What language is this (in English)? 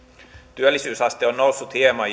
Finnish